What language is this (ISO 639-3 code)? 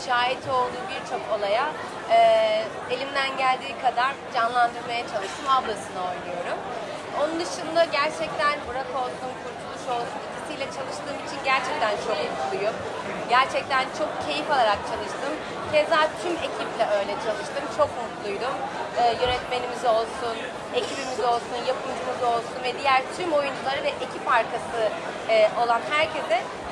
tur